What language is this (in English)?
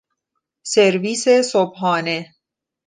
Persian